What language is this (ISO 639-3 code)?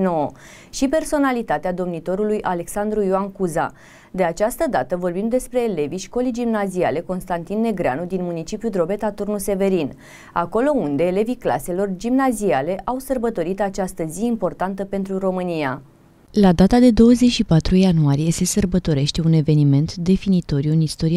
ron